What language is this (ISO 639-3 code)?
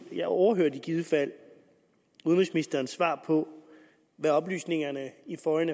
dan